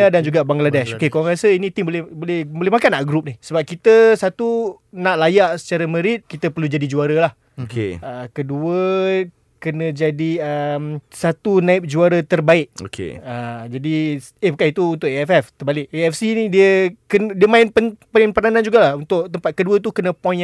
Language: Malay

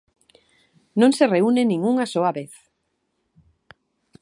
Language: Galician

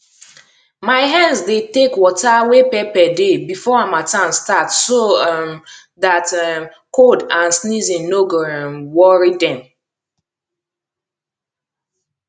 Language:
Nigerian Pidgin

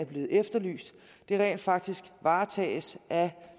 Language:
Danish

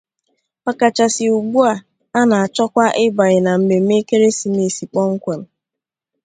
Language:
Igbo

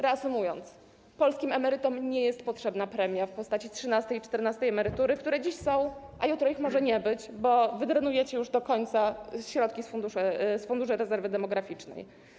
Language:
Polish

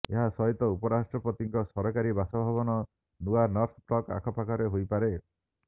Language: Odia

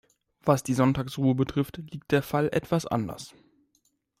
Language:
German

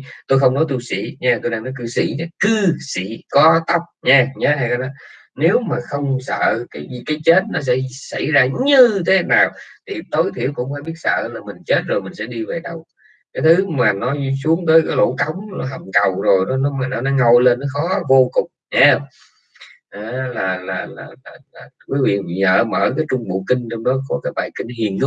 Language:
Vietnamese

